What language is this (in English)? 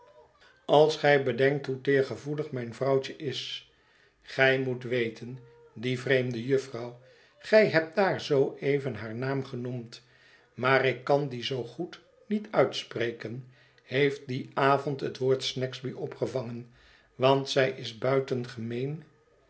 Dutch